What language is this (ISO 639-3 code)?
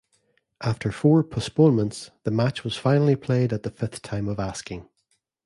eng